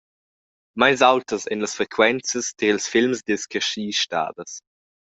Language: Romansh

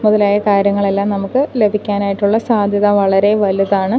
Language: Malayalam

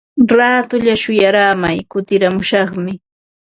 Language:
Ambo-Pasco Quechua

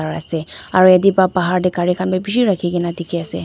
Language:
Naga Pidgin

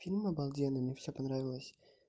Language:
Russian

